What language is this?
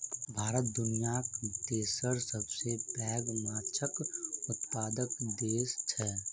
Maithili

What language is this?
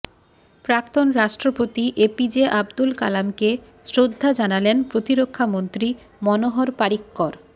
Bangla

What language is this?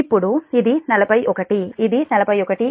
Telugu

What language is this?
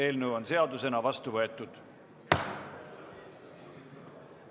Estonian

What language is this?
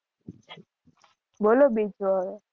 Gujarati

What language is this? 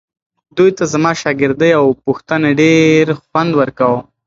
Pashto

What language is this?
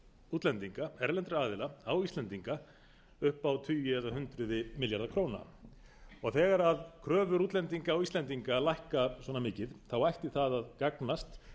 Icelandic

